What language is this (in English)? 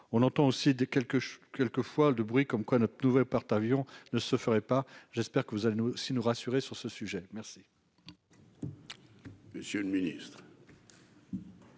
French